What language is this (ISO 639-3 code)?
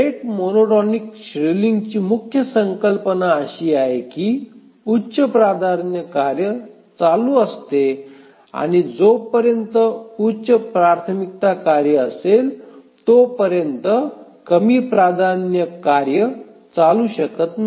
mar